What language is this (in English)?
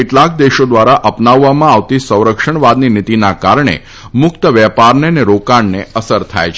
Gujarati